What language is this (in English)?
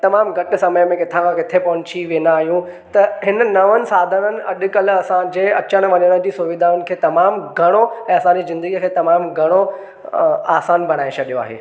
Sindhi